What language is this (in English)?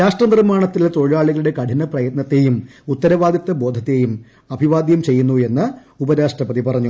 Malayalam